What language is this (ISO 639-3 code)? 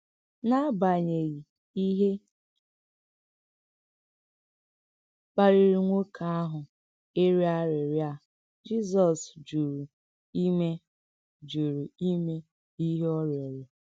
ibo